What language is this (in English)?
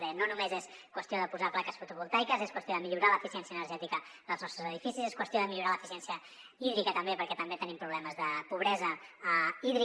Catalan